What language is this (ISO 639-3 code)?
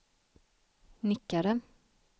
swe